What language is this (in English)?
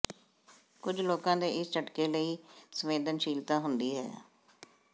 Punjabi